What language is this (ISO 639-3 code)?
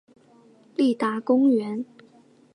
zho